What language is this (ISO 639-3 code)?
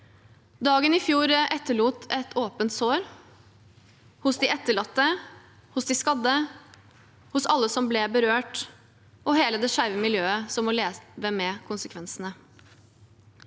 nor